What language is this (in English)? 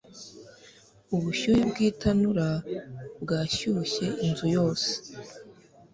Kinyarwanda